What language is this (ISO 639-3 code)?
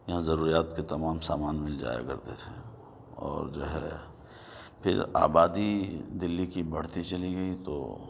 urd